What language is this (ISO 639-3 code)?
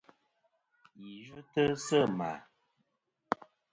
bkm